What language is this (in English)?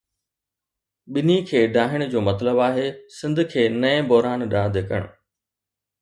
Sindhi